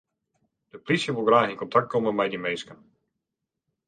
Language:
Western Frisian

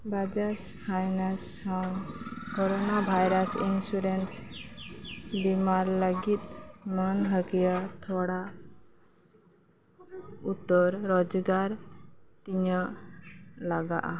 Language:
Santali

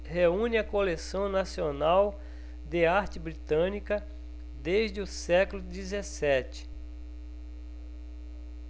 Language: Portuguese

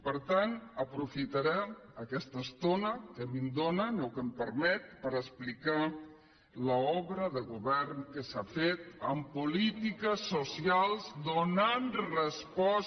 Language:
Catalan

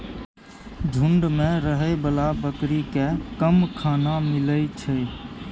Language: Maithili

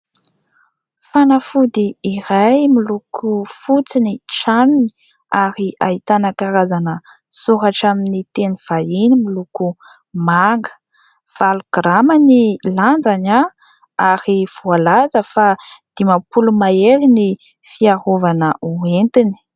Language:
Malagasy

